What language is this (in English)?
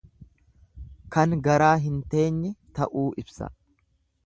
Oromo